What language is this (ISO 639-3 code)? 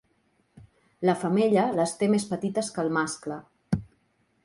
cat